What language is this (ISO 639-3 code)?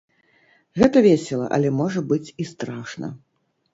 bel